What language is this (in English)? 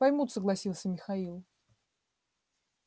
Russian